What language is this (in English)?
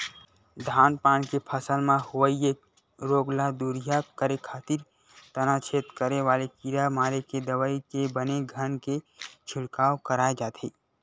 Chhattisgarhi